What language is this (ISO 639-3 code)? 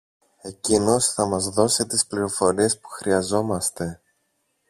ell